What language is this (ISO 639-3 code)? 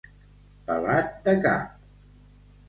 cat